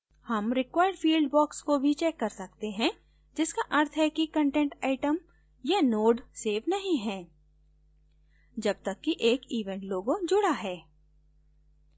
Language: Hindi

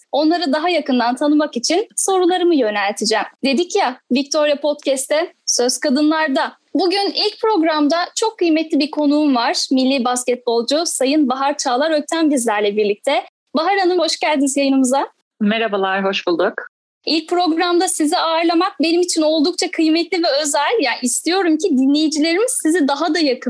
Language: Turkish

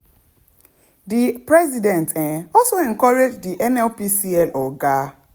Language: Nigerian Pidgin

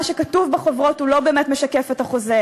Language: Hebrew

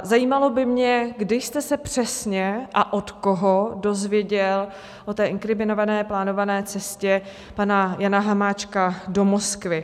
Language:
Czech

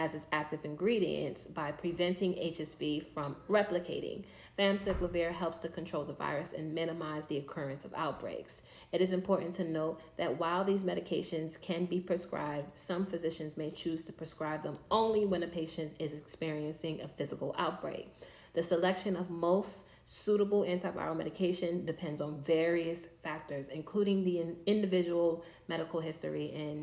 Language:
English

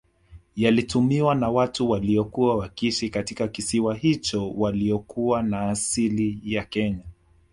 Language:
Swahili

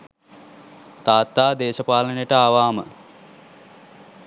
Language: Sinhala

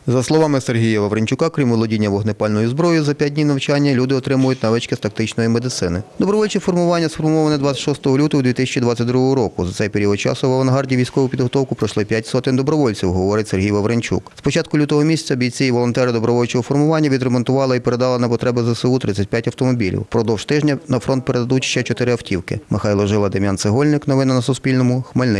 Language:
Ukrainian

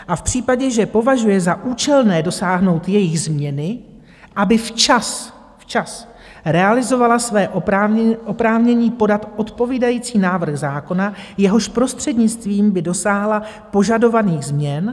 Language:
Czech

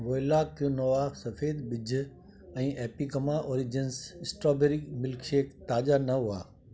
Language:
Sindhi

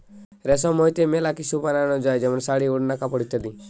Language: Bangla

